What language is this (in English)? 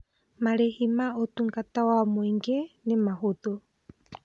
Kikuyu